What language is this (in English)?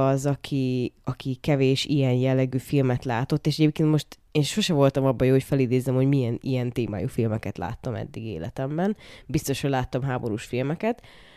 Hungarian